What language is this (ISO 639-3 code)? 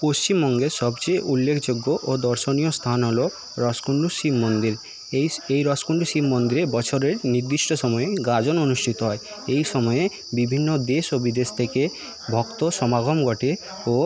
ben